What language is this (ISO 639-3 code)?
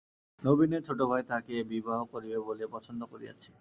ben